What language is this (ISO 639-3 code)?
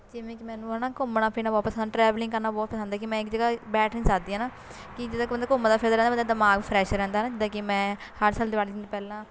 pan